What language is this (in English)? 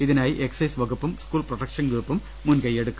Malayalam